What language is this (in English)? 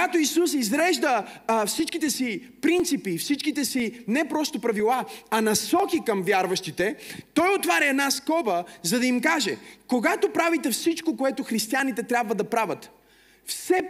Bulgarian